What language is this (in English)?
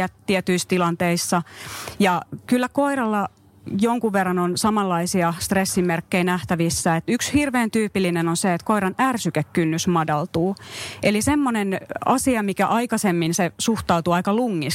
Finnish